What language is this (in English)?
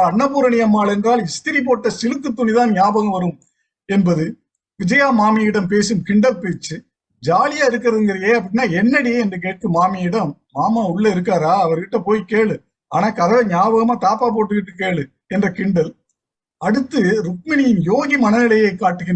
Tamil